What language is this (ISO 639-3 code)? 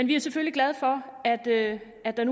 dan